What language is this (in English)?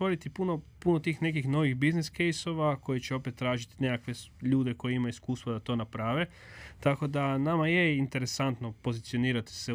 Croatian